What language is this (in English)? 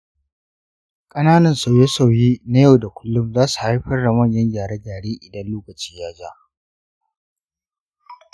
Hausa